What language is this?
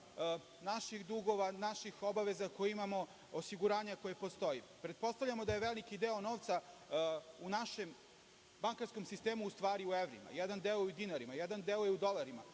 Serbian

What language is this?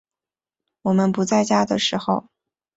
Chinese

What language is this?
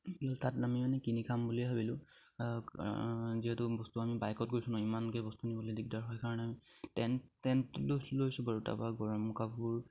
Assamese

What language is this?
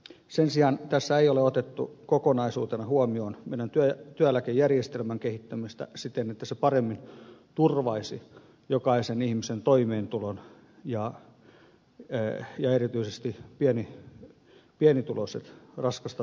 Finnish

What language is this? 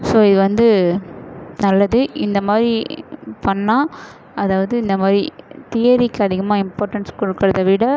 Tamil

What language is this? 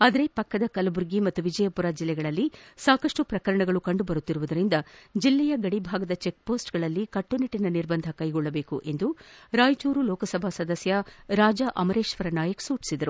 Kannada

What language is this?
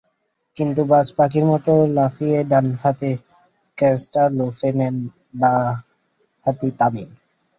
Bangla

